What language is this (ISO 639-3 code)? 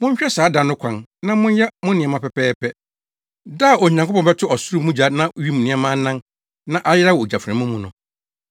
aka